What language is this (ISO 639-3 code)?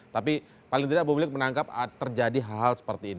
ind